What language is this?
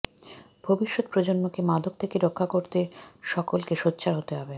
Bangla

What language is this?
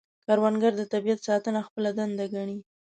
Pashto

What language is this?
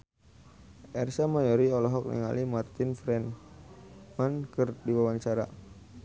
Sundanese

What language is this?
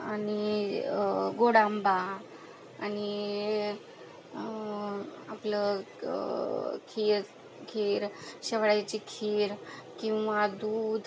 Marathi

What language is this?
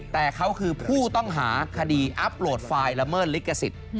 Thai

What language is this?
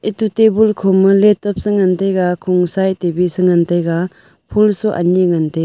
Wancho Naga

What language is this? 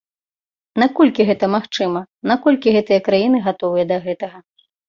Belarusian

